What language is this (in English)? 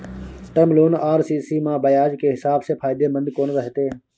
Maithili